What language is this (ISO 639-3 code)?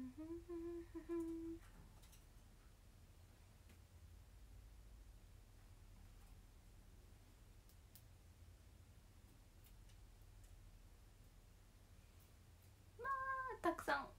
jpn